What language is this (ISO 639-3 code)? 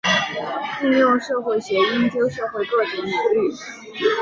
zho